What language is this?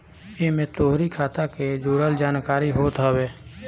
Bhojpuri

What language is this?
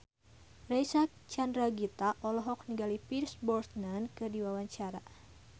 Sundanese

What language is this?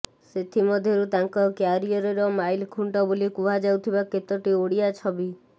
Odia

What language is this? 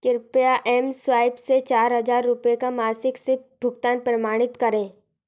Hindi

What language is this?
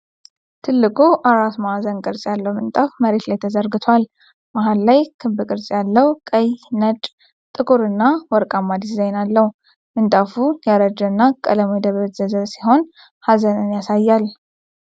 Amharic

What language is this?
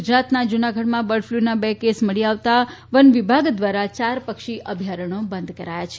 Gujarati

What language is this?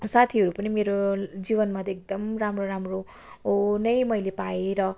Nepali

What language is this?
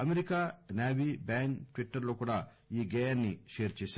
Telugu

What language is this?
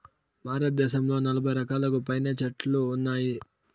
Telugu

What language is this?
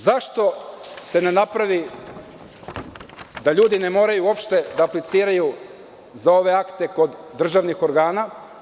Serbian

